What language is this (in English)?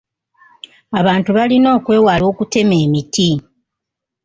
Ganda